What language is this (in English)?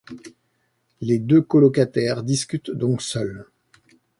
French